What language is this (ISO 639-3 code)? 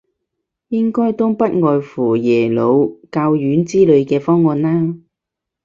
yue